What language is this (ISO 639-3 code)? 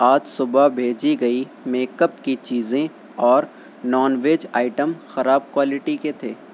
urd